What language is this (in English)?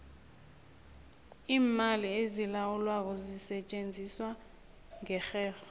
South Ndebele